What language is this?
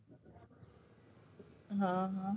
Gujarati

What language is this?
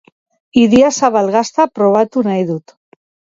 Basque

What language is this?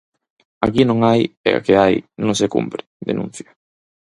Galician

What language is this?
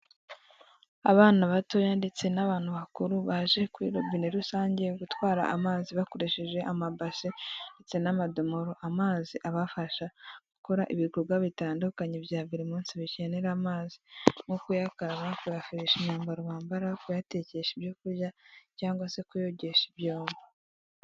Kinyarwanda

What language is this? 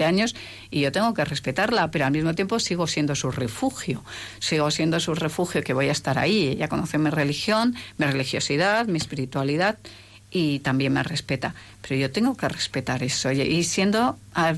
Spanish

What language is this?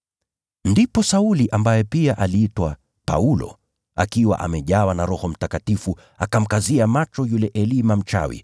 Swahili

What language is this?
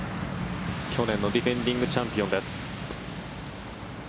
Japanese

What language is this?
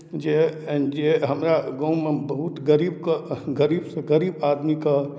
Maithili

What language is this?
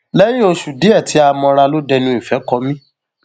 Yoruba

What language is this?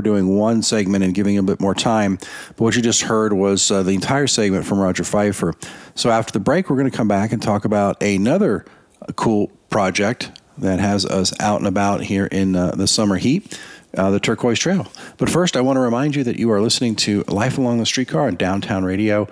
English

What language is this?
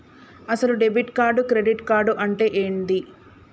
Telugu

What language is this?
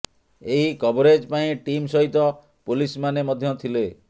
Odia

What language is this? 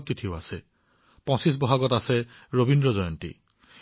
Assamese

